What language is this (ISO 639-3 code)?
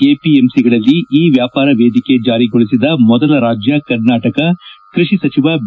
kan